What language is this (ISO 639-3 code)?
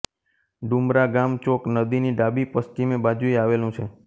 guj